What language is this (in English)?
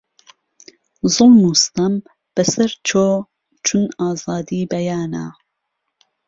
Central Kurdish